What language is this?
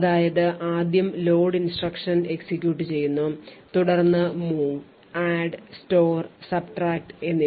Malayalam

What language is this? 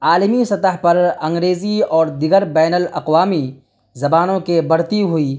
Urdu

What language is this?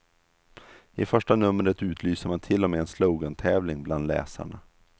Swedish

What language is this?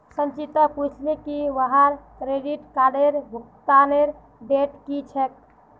Magahi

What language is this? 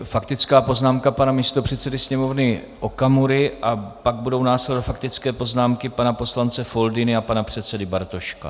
Czech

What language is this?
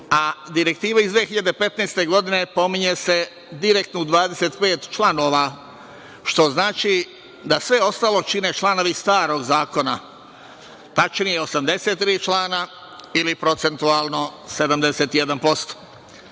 Serbian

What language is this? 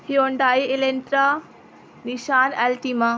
Urdu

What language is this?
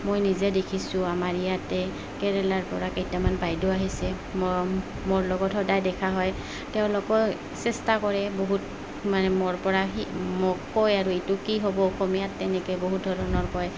Assamese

